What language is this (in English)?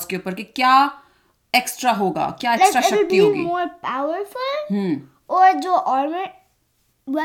Hindi